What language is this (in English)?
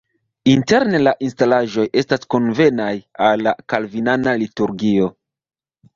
Esperanto